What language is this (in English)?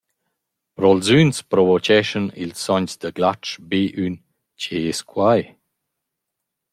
Romansh